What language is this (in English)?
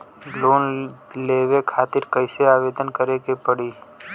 Bhojpuri